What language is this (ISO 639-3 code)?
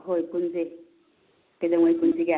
mni